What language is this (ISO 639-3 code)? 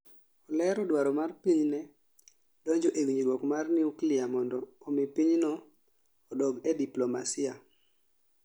luo